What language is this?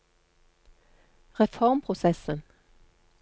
Norwegian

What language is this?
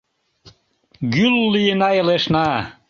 Mari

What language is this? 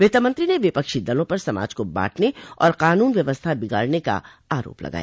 Hindi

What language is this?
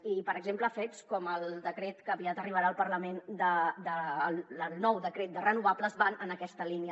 Catalan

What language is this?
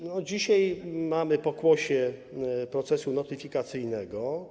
Polish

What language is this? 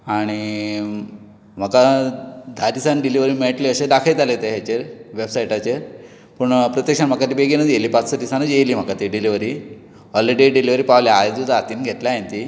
Konkani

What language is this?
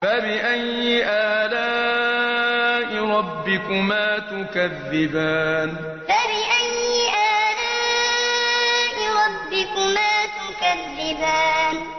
Arabic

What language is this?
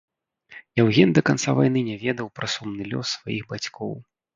Belarusian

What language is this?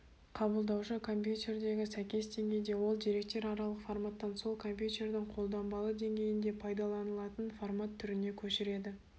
Kazakh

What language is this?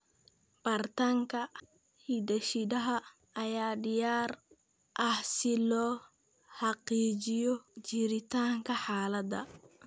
Somali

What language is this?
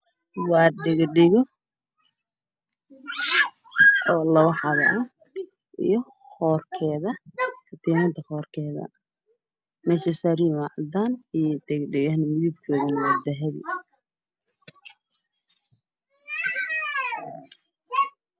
Somali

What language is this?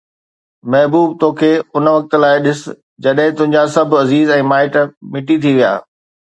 Sindhi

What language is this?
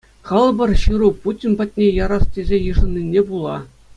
Chuvash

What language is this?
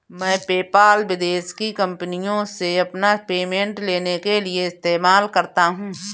Hindi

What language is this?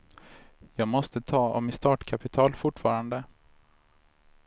Swedish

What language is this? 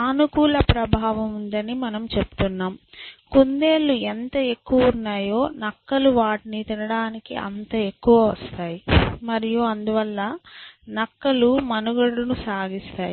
Telugu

